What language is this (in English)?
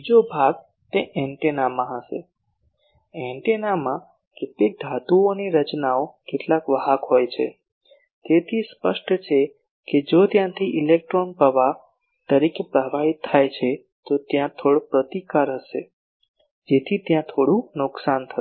Gujarati